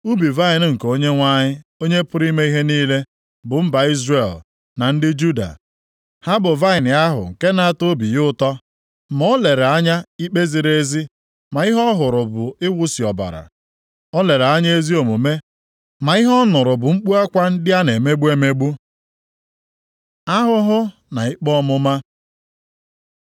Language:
Igbo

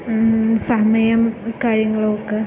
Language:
Malayalam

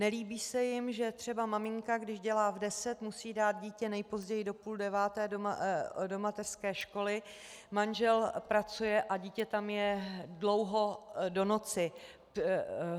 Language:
Czech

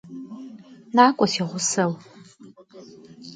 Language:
Kabardian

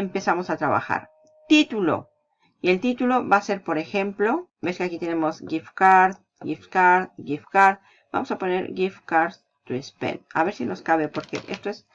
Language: Spanish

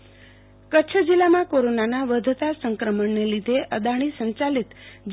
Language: Gujarati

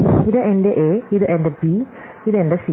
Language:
Malayalam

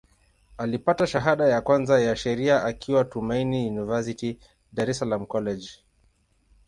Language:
Swahili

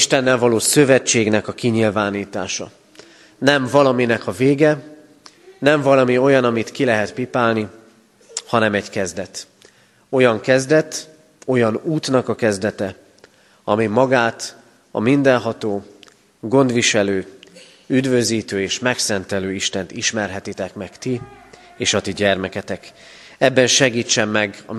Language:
Hungarian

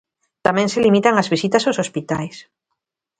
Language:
Galician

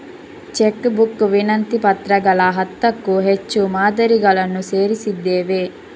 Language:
Kannada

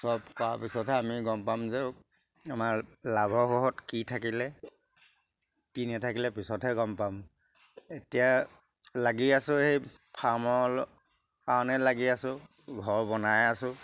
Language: Assamese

